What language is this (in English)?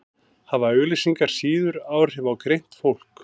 Icelandic